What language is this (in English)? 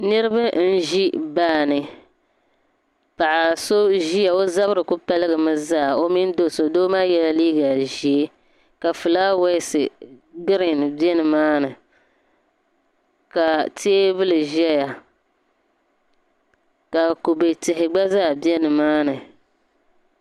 Dagbani